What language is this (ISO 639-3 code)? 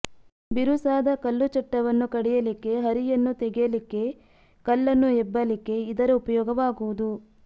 kan